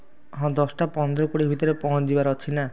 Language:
Odia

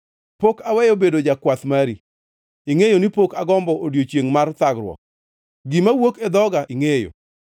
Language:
Luo (Kenya and Tanzania)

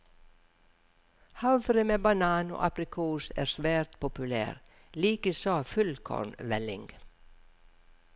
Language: Norwegian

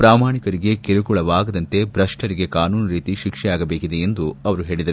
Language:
Kannada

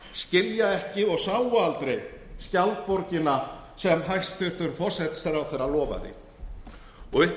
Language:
Icelandic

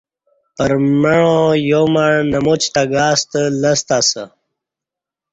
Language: Kati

